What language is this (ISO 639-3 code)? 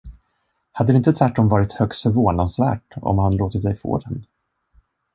swe